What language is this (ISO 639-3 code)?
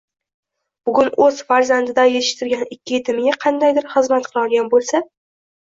uzb